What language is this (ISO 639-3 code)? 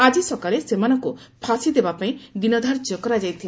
ori